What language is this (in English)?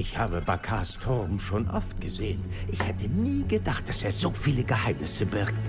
German